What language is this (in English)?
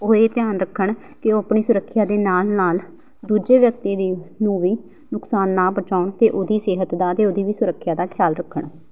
Punjabi